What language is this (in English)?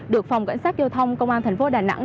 Vietnamese